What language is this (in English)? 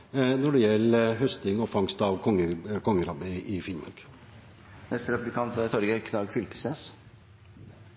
Norwegian